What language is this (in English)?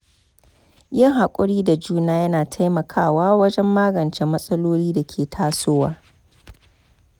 Hausa